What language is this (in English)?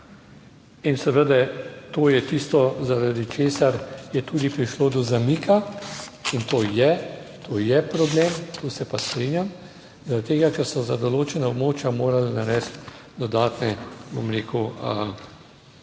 Slovenian